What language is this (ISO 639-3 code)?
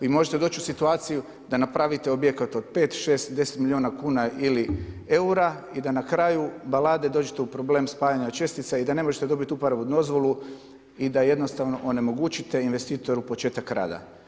hrv